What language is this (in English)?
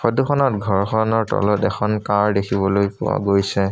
Assamese